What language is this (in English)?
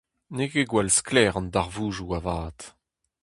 Breton